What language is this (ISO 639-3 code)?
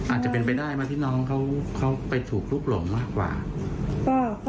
tha